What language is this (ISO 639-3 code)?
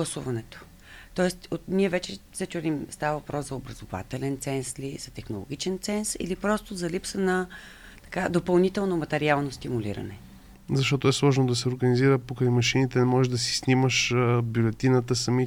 bul